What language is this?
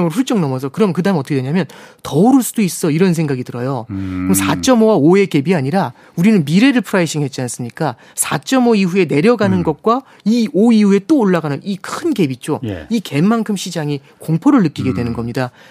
Korean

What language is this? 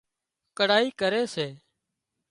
Wadiyara Koli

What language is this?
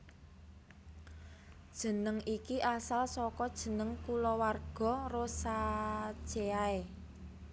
Javanese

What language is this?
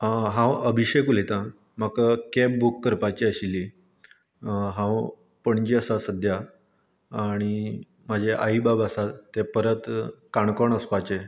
Konkani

